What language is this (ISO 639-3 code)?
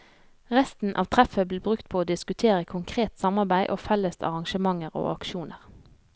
nor